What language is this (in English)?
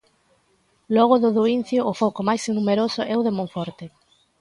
Galician